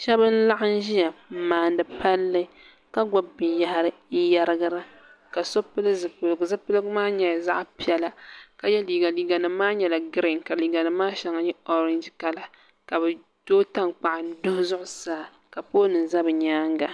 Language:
Dagbani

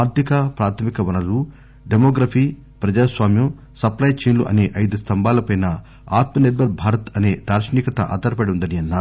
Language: Telugu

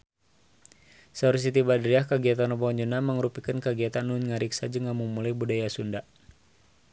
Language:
Sundanese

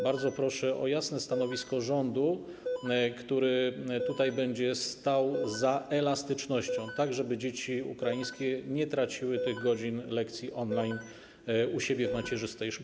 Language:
Polish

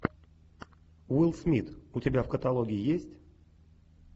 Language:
Russian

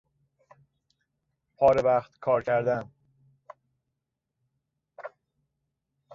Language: Persian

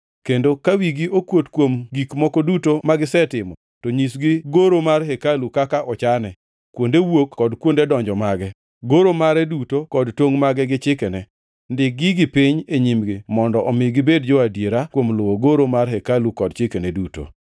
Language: Luo (Kenya and Tanzania)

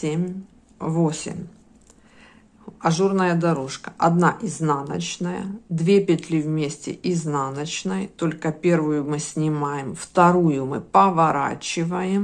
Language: Russian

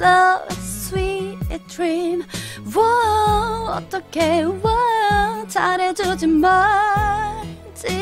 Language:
Korean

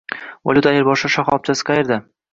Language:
Uzbek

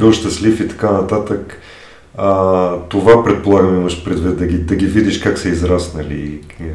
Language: Bulgarian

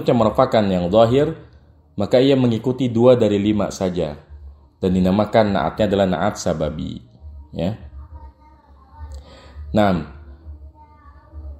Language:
Indonesian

